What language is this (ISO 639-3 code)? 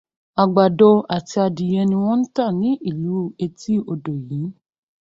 yor